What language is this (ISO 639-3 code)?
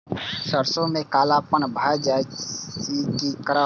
mai